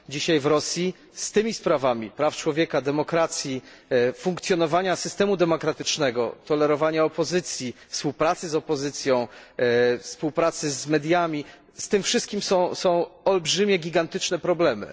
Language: Polish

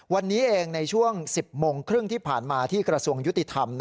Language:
Thai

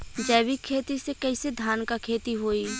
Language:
Bhojpuri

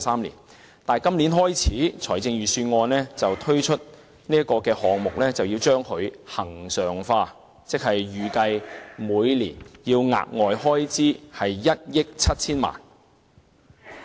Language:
Cantonese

